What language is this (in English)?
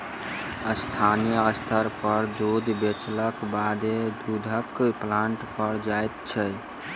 Maithili